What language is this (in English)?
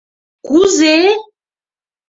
Mari